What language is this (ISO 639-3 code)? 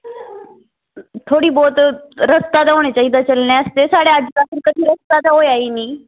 doi